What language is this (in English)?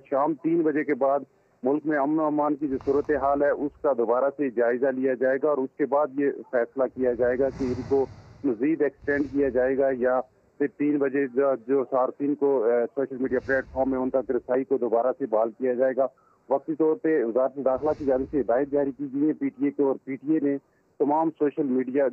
Urdu